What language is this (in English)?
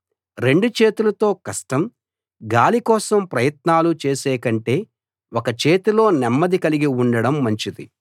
Telugu